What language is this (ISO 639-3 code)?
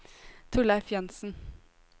nor